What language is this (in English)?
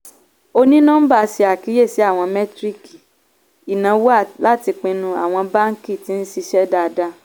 Yoruba